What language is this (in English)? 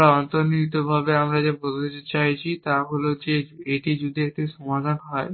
Bangla